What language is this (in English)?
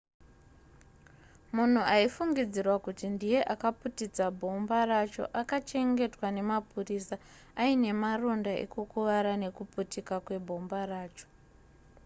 Shona